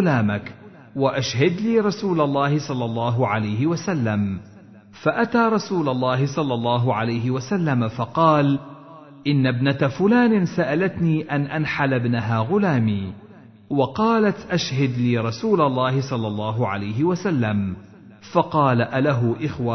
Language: Arabic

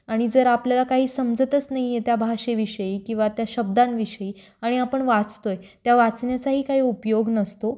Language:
Marathi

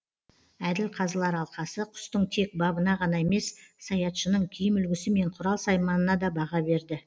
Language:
Kazakh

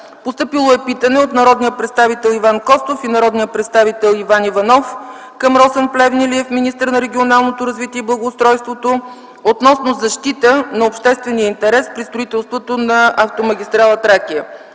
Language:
Bulgarian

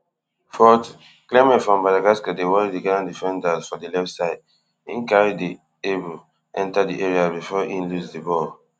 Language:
Nigerian Pidgin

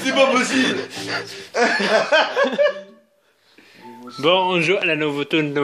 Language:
French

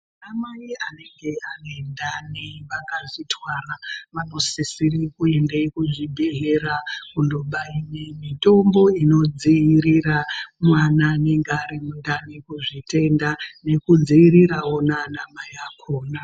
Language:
Ndau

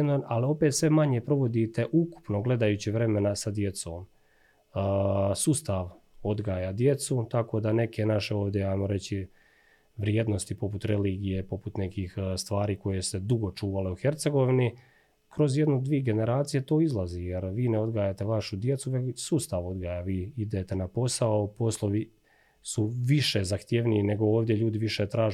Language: Croatian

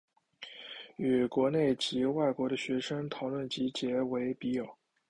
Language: Chinese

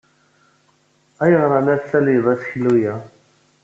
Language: Kabyle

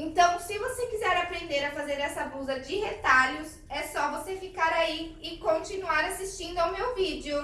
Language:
Portuguese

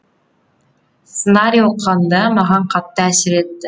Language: Kazakh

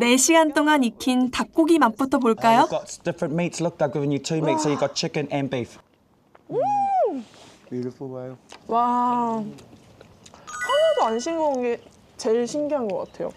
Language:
Korean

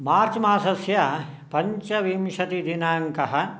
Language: Sanskrit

